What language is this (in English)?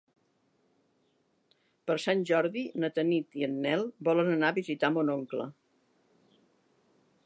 Catalan